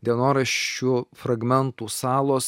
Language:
Lithuanian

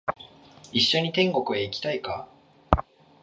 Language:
Japanese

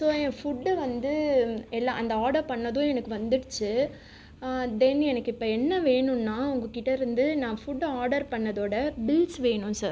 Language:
Tamil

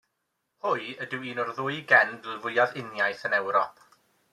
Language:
Welsh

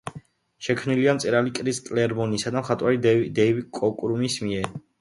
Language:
Georgian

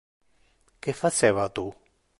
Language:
Interlingua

